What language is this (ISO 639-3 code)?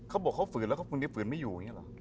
tha